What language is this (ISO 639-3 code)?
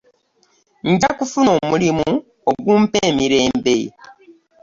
lug